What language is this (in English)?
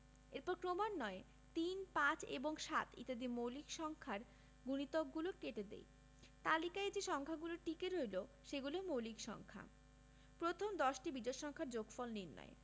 Bangla